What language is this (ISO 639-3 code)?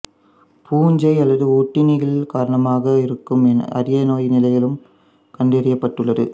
tam